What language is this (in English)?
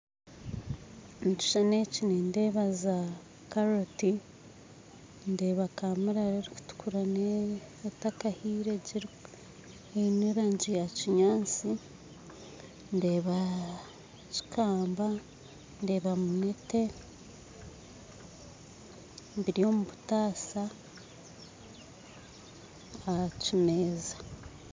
Nyankole